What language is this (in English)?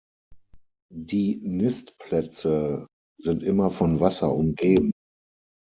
German